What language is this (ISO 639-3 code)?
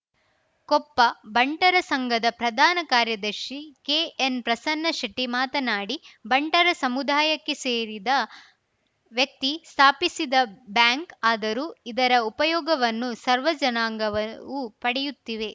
kan